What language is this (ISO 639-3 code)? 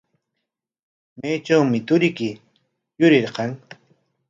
qwa